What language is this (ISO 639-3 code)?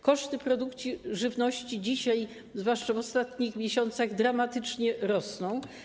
pol